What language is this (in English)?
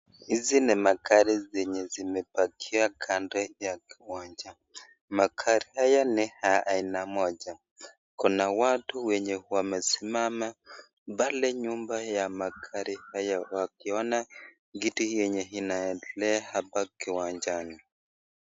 Swahili